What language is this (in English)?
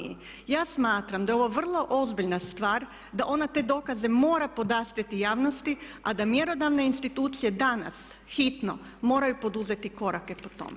Croatian